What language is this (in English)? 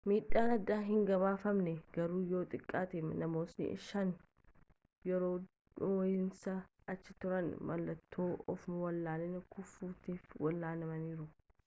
Oromo